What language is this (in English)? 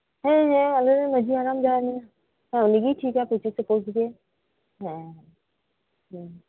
Santali